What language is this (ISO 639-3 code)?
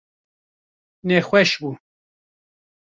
kur